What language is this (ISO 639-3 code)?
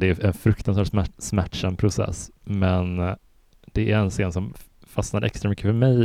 swe